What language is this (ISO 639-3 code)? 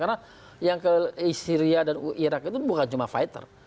ind